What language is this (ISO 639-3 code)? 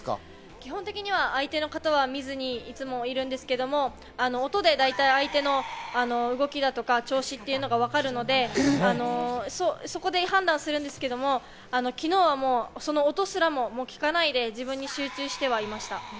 jpn